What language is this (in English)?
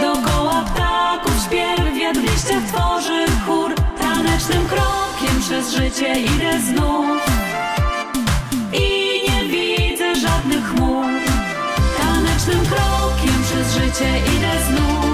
Polish